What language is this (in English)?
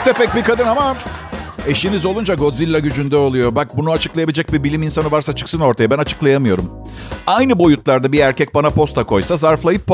Turkish